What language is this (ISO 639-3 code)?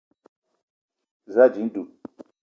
eto